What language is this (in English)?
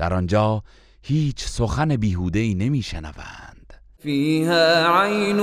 Persian